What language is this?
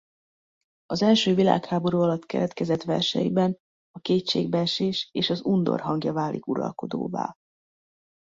Hungarian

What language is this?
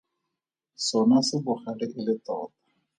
Tswana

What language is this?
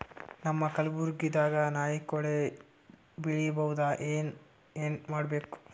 Kannada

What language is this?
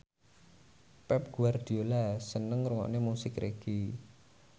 Javanese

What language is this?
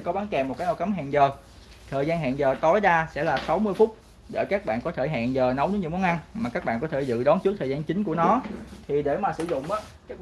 Vietnamese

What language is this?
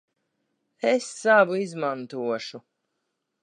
Latvian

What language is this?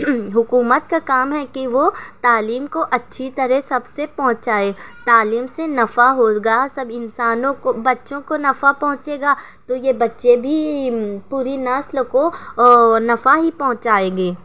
Urdu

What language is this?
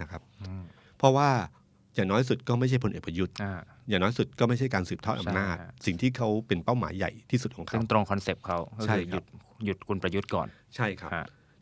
Thai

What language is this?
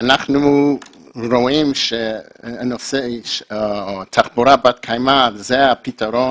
Hebrew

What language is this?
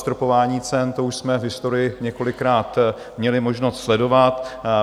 Czech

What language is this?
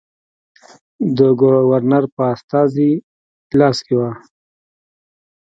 Pashto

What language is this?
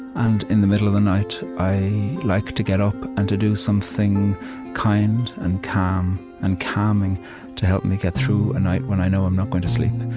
English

